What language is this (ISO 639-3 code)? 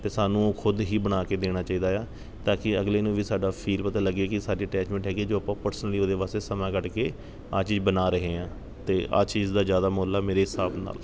pan